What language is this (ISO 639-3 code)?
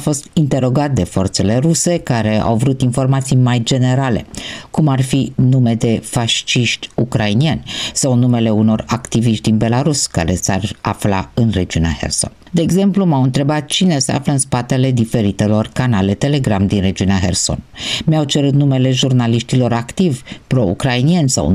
ron